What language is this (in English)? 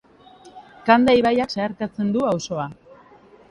Basque